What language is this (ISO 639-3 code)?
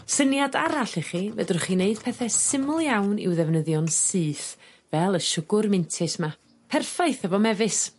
cym